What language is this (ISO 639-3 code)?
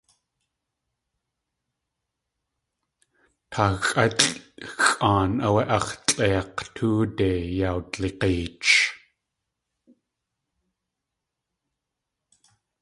tli